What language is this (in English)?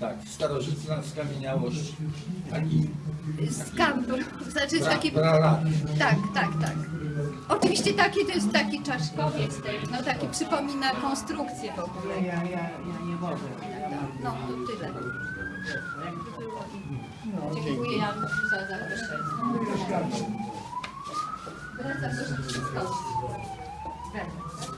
Polish